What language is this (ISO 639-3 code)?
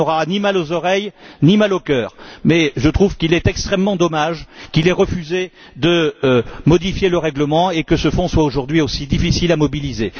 fra